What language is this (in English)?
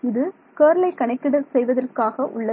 Tamil